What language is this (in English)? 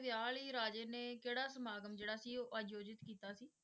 Punjabi